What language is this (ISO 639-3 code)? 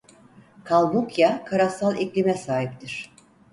tur